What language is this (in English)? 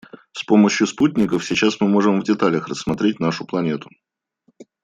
Russian